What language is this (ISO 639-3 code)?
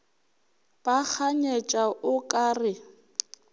nso